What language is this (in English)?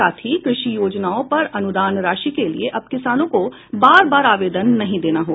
Hindi